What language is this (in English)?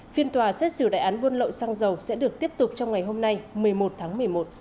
Vietnamese